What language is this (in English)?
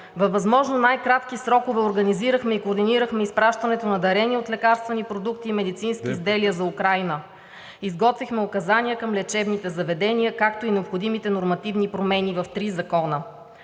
Bulgarian